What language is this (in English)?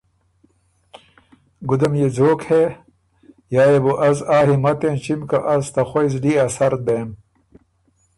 Ormuri